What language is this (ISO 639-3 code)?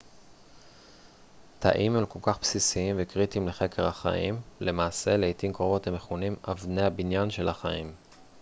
heb